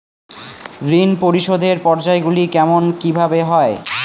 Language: Bangla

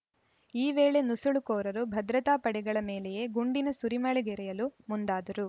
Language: Kannada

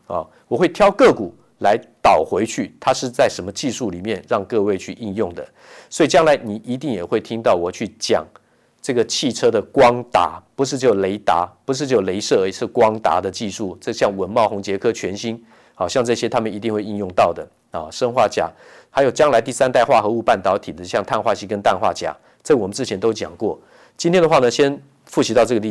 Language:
Chinese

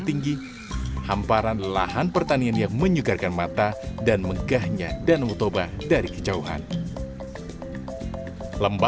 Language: Indonesian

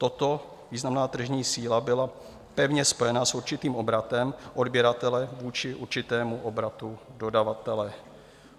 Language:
Czech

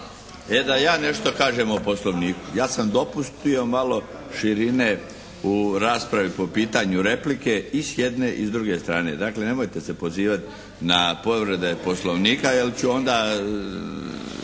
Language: Croatian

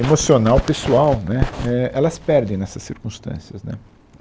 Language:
Portuguese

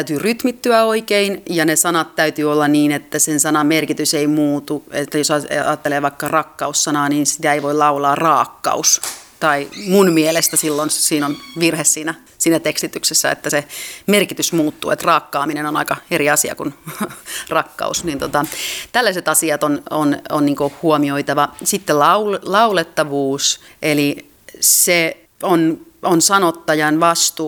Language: Finnish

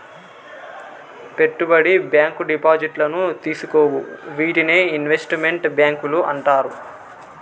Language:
Telugu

